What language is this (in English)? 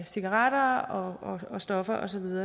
Danish